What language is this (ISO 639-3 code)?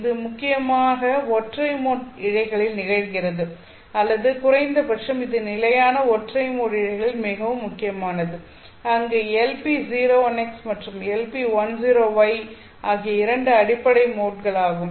tam